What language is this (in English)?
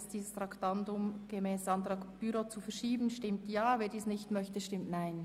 Swiss German